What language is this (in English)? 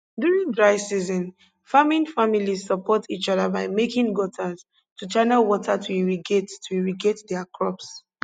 Nigerian Pidgin